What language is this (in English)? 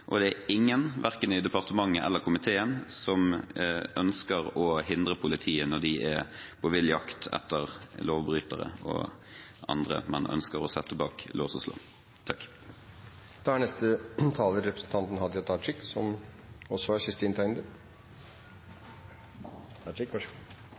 Norwegian